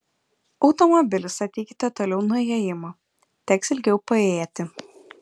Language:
Lithuanian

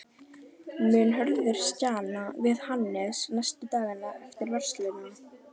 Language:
Icelandic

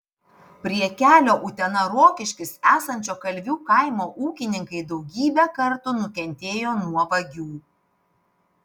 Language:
Lithuanian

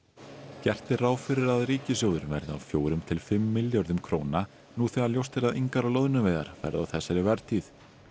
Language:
Icelandic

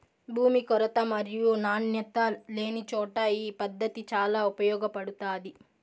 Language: Telugu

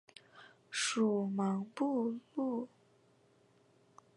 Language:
Chinese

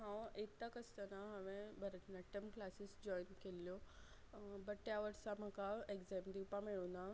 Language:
Konkani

